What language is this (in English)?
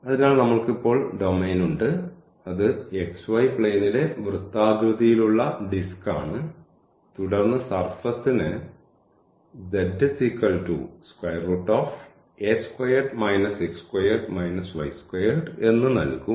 Malayalam